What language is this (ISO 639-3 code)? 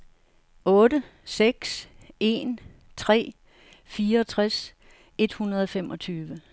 dan